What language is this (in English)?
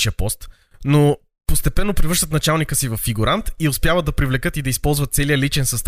Bulgarian